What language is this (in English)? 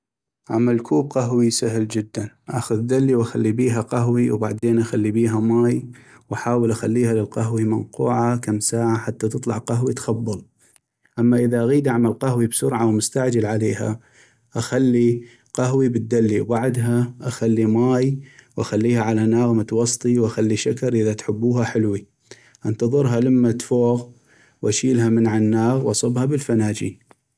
North Mesopotamian Arabic